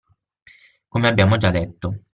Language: Italian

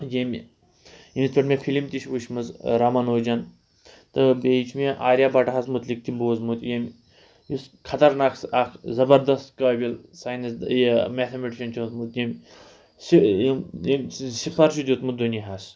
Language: Kashmiri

